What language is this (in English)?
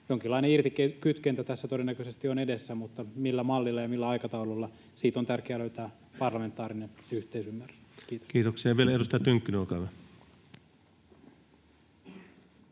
Finnish